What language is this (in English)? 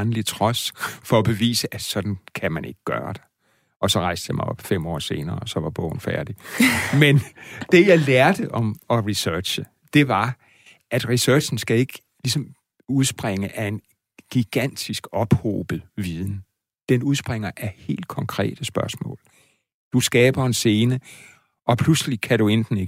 Danish